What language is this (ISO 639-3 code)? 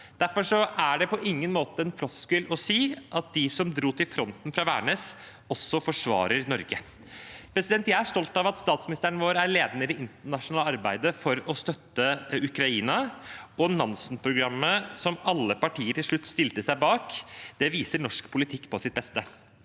nor